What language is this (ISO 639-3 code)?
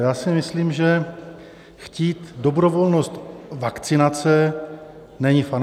ces